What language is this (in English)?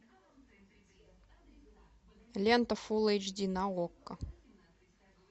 Russian